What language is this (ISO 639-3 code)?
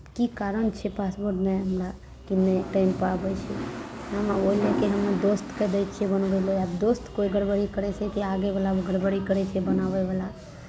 mai